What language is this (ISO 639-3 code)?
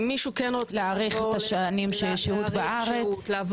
heb